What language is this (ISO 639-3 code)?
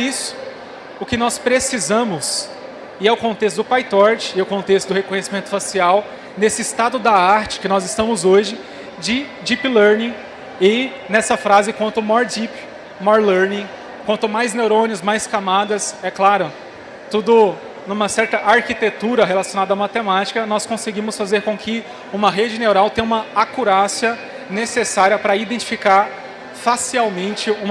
por